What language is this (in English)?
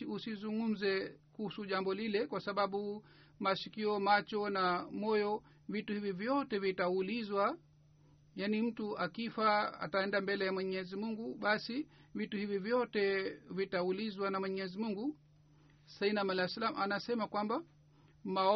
Swahili